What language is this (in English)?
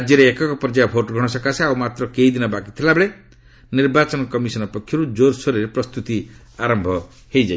Odia